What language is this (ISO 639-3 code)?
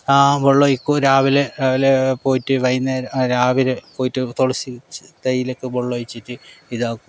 mal